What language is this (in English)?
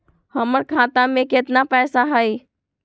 Magahi